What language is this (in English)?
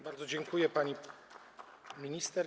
Polish